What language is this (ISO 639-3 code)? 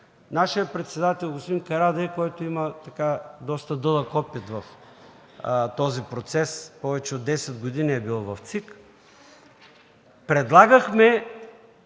bul